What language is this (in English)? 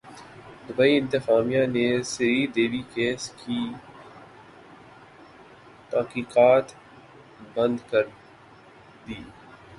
Urdu